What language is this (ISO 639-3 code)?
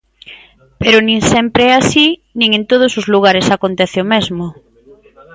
glg